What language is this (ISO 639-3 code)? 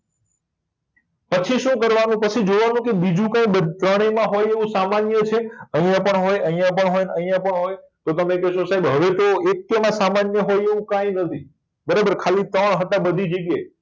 guj